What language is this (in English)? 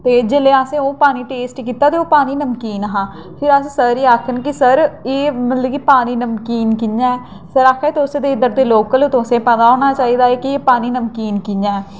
Dogri